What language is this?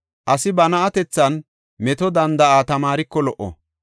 Gofa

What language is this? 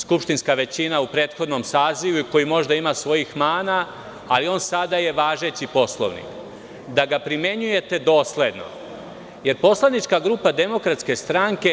Serbian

